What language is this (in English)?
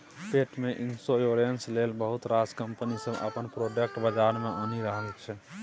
Maithili